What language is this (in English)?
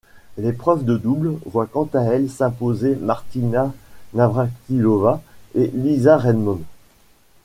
French